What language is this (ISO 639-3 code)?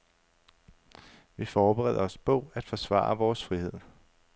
dan